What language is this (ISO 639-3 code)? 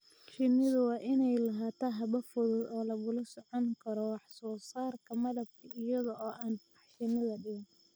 som